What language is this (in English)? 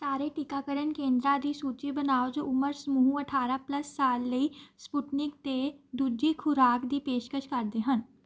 Punjabi